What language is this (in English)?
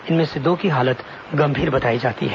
Hindi